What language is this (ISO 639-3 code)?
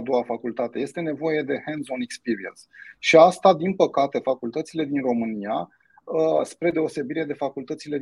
ron